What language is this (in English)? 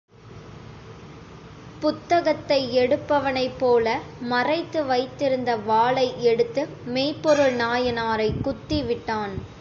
Tamil